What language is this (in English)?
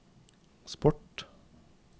Norwegian